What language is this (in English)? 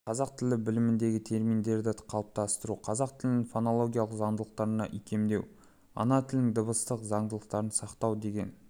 Kazakh